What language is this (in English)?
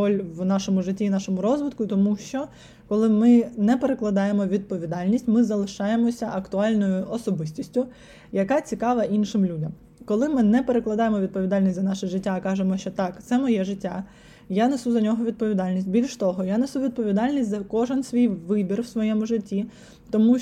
Ukrainian